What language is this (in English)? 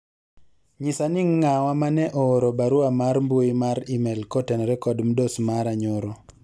Luo (Kenya and Tanzania)